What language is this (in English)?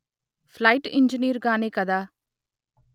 Telugu